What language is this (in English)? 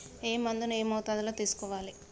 Telugu